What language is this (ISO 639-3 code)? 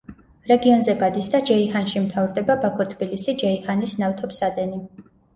kat